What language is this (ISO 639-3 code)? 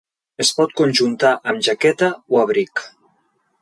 cat